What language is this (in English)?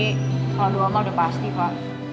Indonesian